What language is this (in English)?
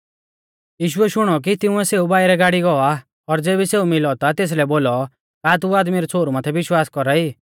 Mahasu Pahari